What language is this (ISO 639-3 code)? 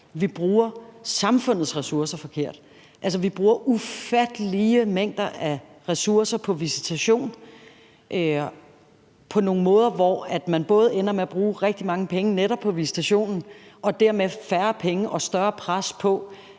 dan